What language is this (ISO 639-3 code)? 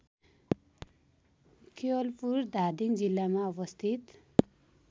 nep